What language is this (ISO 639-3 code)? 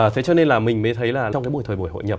vie